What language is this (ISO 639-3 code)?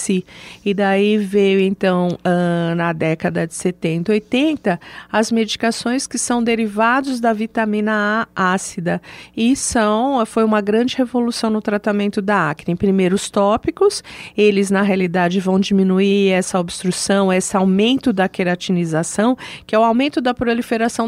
por